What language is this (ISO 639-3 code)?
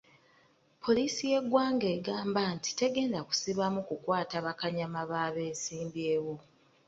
lug